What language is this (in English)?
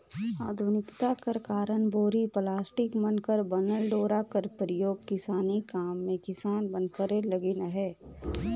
Chhattisgarhi